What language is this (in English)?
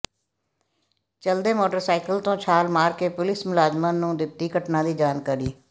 Punjabi